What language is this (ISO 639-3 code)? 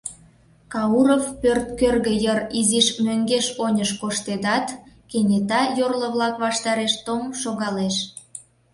chm